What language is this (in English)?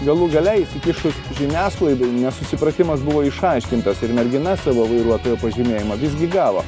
Lithuanian